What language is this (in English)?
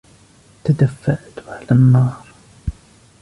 Arabic